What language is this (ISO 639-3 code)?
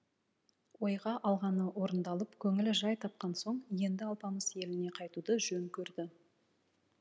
kaz